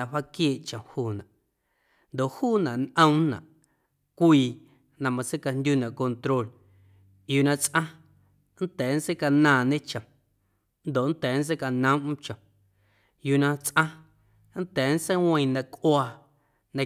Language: Guerrero Amuzgo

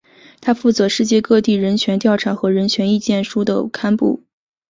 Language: Chinese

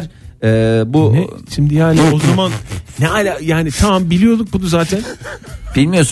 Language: Turkish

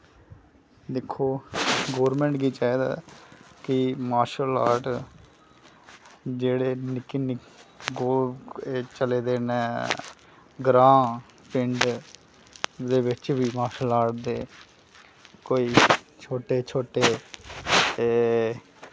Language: Dogri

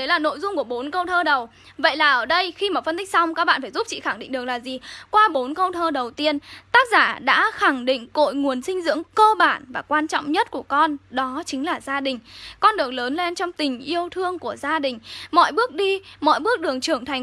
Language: Vietnamese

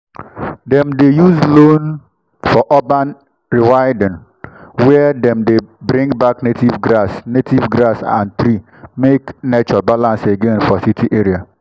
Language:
Nigerian Pidgin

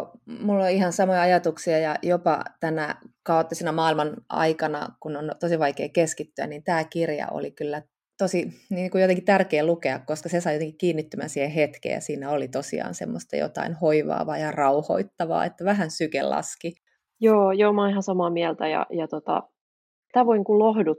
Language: Finnish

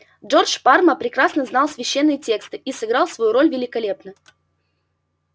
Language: Russian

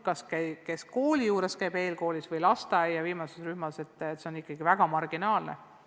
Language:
Estonian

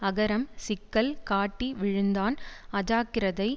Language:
Tamil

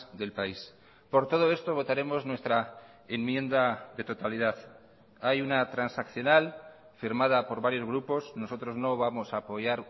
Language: Spanish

